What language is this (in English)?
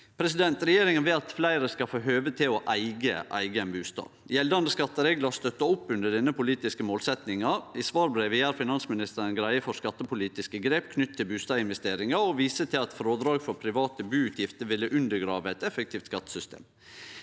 Norwegian